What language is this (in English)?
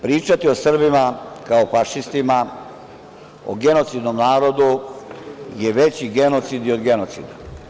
Serbian